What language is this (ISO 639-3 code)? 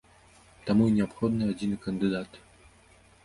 bel